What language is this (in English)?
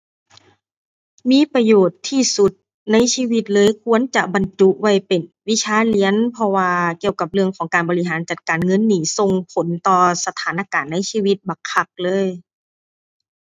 Thai